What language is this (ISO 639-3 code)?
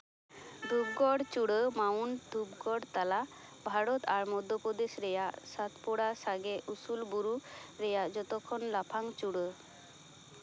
sat